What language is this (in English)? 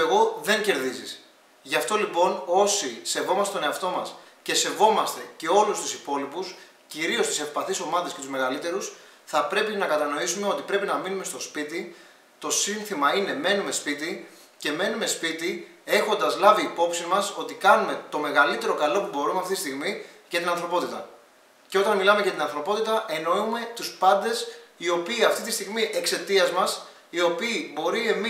Greek